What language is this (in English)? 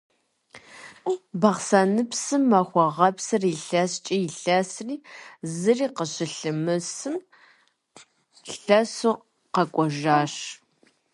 Kabardian